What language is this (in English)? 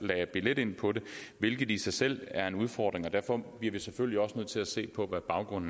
Danish